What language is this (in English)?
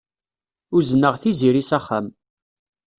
Kabyle